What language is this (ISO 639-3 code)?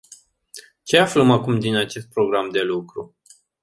ron